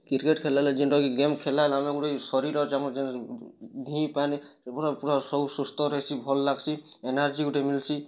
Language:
Odia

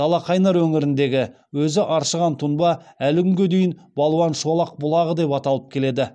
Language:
Kazakh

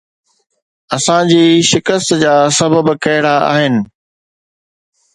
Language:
Sindhi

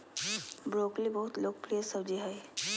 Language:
Magahi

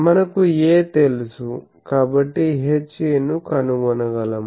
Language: Telugu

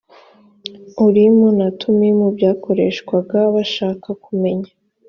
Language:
Kinyarwanda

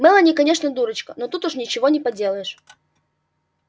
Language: Russian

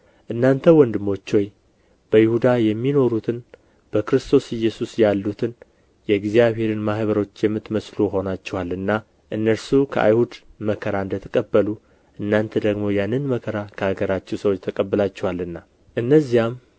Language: Amharic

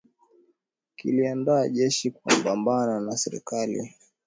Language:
Swahili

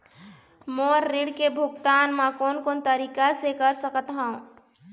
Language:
Chhattisgarhi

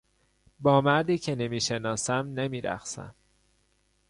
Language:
Persian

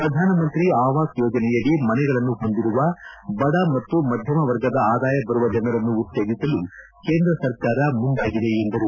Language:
Kannada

